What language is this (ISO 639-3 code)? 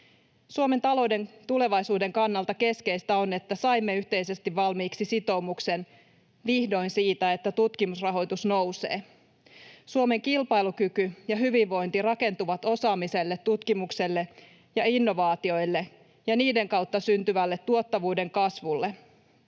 fin